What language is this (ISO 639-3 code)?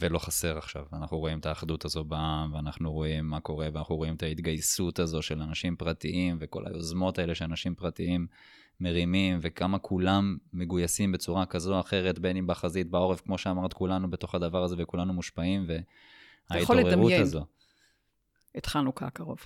heb